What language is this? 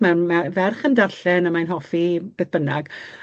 Welsh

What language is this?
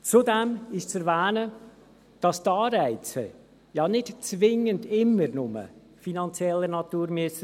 Swiss German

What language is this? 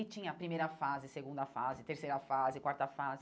Portuguese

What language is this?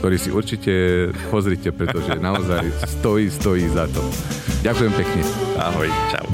Slovak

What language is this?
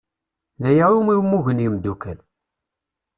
Kabyle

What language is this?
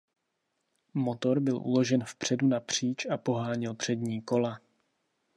Czech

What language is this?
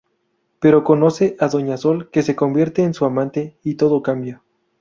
Spanish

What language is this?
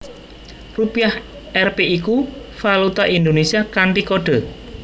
Javanese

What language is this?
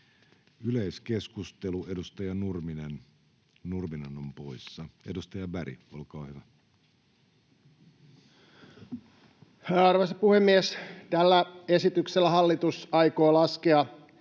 Finnish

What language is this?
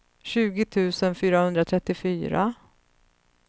Swedish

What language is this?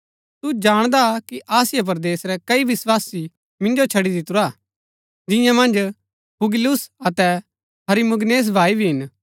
Gaddi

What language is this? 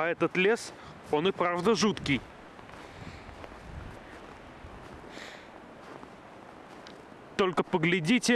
Russian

